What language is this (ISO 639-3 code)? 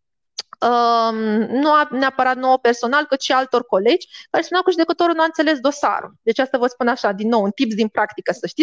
ron